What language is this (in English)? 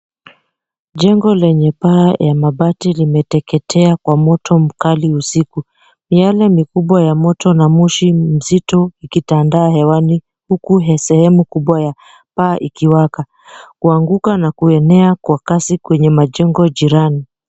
Swahili